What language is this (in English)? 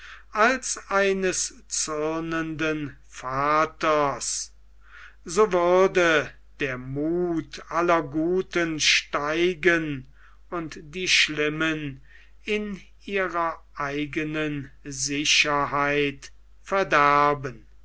German